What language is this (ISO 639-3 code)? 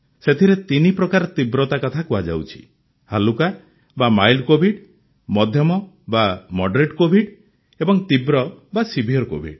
ori